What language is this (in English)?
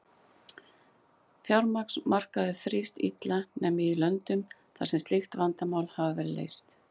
Icelandic